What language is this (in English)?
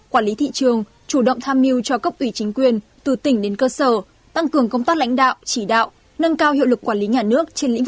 Vietnamese